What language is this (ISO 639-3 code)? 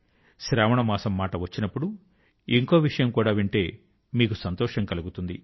tel